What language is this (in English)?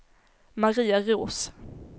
Swedish